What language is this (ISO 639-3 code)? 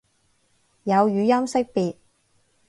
yue